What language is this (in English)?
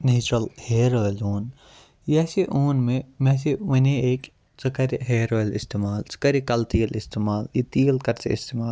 Kashmiri